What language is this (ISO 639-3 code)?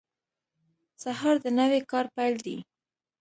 pus